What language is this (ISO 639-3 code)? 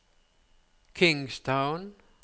nor